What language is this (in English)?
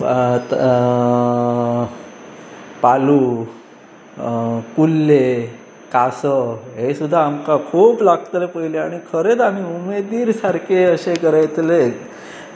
Konkani